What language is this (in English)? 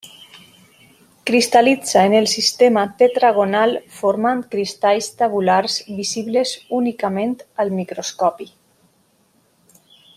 Catalan